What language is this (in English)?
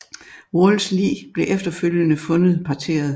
Danish